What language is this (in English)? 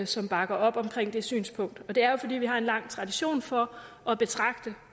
Danish